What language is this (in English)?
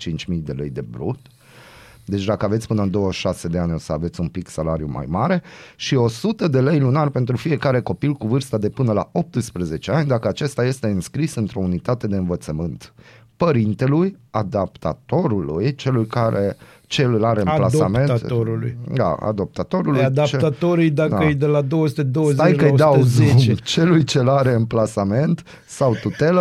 Romanian